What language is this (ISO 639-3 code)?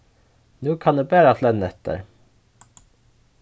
fao